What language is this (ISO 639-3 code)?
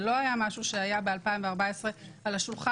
heb